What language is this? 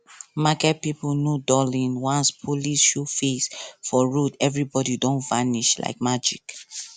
Nigerian Pidgin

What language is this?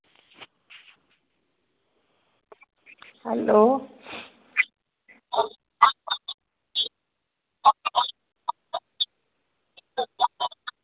Dogri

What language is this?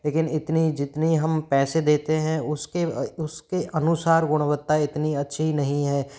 Hindi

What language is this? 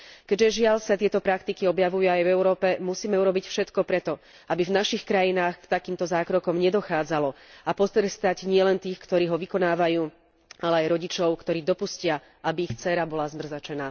Slovak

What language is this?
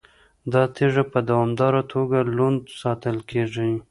Pashto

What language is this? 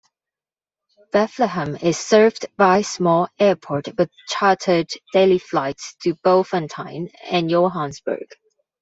English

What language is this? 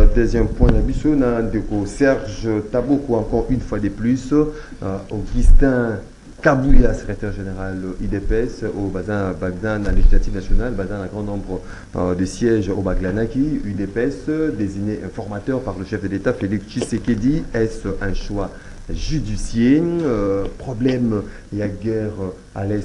French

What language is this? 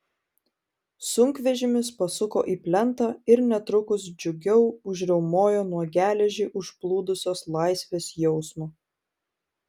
Lithuanian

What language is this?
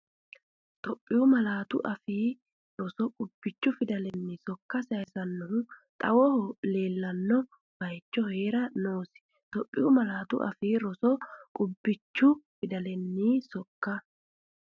Sidamo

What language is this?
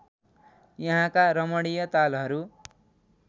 Nepali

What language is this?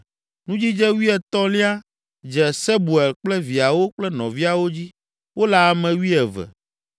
Ewe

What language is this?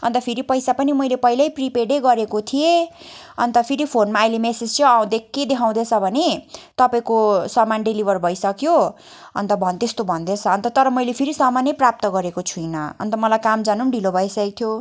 Nepali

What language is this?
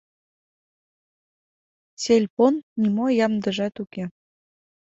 Mari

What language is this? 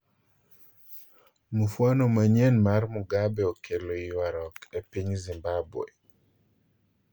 Luo (Kenya and Tanzania)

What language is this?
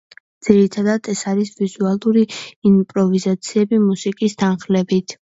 Georgian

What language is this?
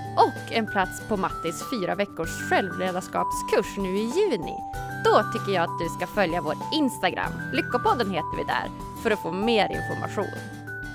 Swedish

